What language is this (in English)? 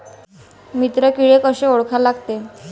Marathi